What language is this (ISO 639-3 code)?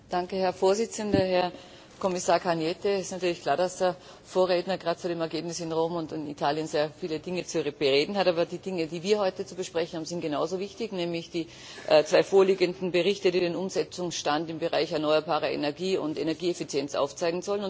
deu